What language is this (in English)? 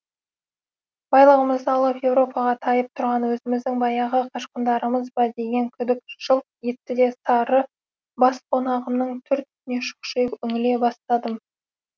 Kazakh